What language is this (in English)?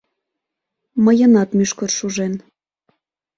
Mari